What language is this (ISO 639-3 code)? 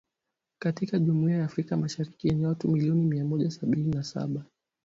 swa